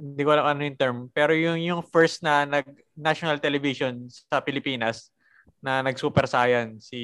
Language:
Filipino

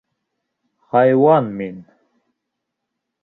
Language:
Bashkir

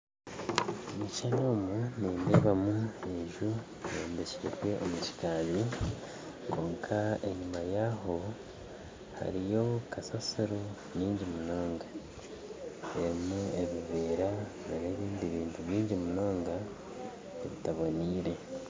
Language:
Nyankole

